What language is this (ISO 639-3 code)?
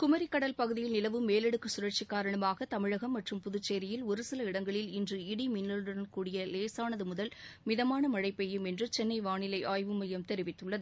tam